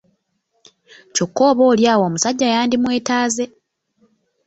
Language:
Ganda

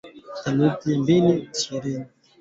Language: Swahili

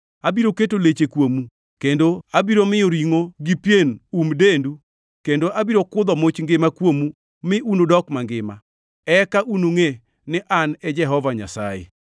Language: Luo (Kenya and Tanzania)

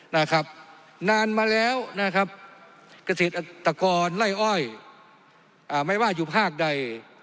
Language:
Thai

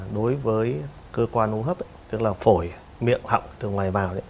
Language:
Vietnamese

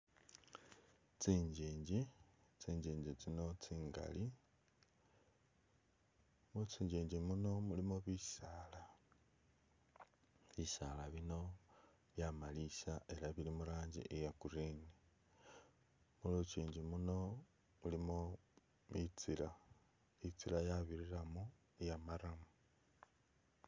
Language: Masaaba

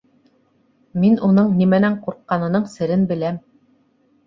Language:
Bashkir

